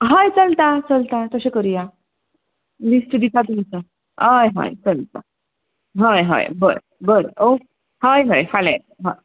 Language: Konkani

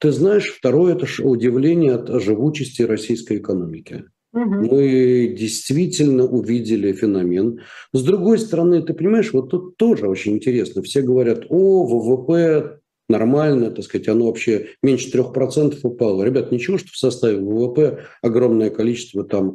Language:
Russian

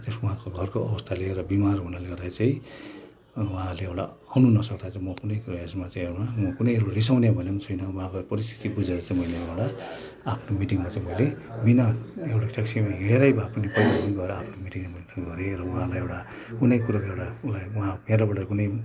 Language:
Nepali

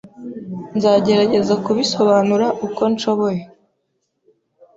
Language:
Kinyarwanda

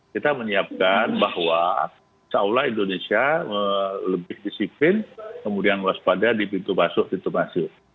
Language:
Indonesian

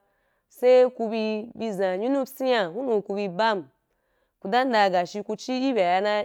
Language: Wapan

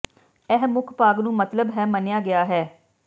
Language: Punjabi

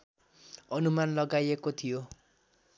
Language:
Nepali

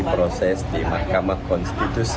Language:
Indonesian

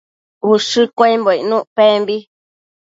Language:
Matsés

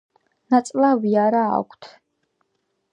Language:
Georgian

